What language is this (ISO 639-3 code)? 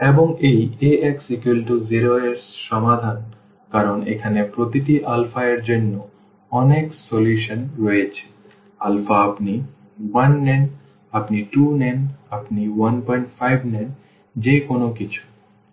ben